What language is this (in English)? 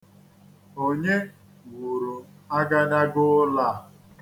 Igbo